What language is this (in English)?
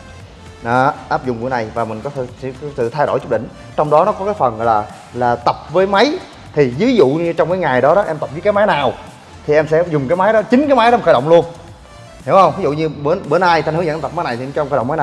Vietnamese